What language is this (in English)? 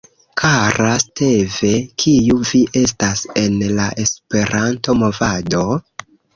Esperanto